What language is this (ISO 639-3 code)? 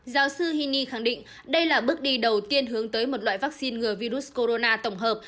vie